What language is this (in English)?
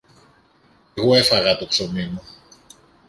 Greek